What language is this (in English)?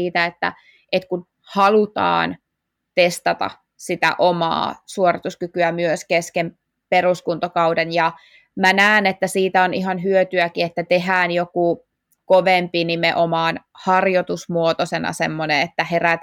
Finnish